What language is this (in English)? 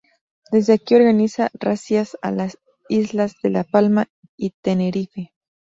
Spanish